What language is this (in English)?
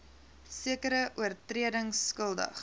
Afrikaans